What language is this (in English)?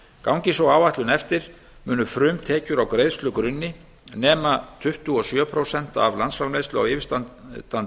Icelandic